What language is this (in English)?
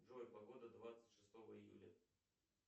Russian